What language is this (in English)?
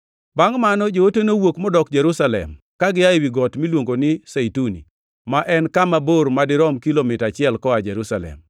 Luo (Kenya and Tanzania)